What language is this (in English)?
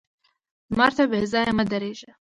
Pashto